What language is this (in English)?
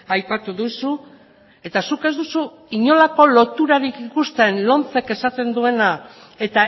Basque